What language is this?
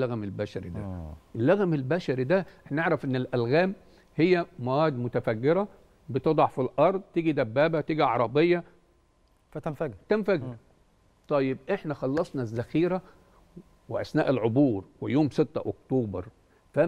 Arabic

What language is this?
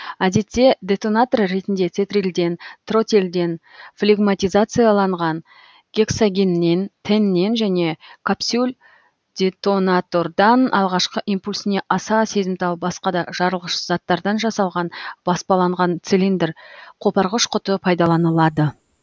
Kazakh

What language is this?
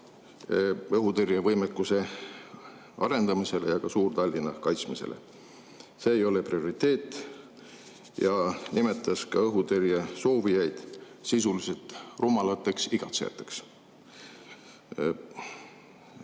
Estonian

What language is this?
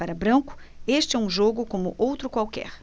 Portuguese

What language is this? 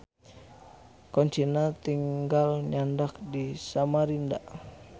Sundanese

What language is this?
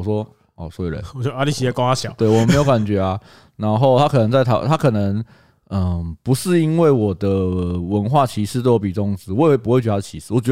Chinese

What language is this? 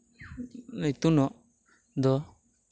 Santali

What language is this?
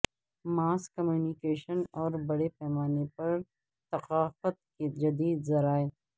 Urdu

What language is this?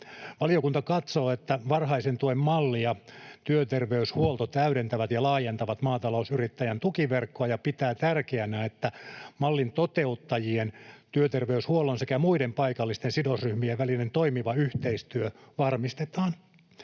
Finnish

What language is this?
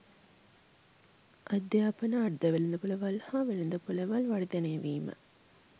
Sinhala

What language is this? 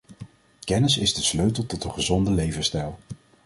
Dutch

